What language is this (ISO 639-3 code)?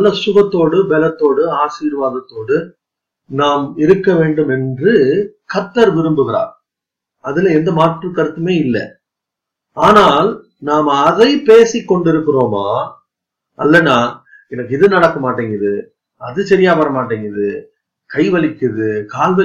tam